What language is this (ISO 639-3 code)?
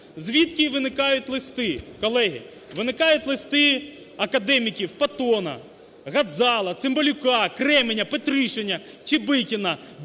ukr